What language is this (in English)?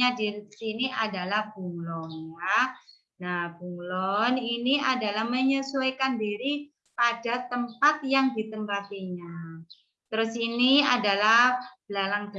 Indonesian